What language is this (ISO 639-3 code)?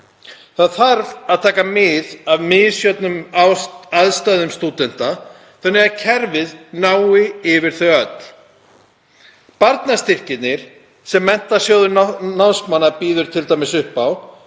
isl